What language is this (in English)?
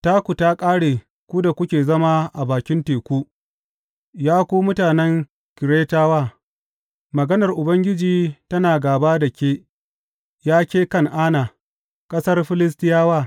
Hausa